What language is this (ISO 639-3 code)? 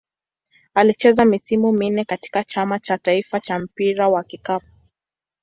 swa